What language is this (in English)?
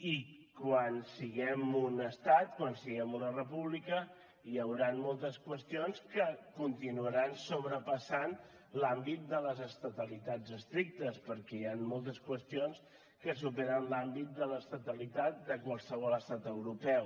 Catalan